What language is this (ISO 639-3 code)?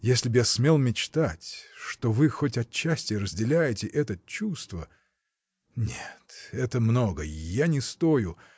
rus